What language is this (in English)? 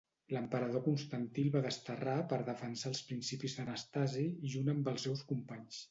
Catalan